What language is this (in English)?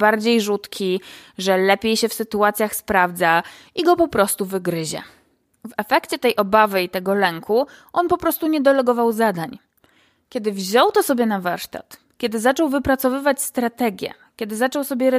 Polish